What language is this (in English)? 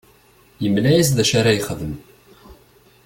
Kabyle